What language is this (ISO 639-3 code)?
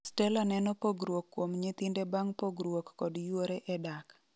luo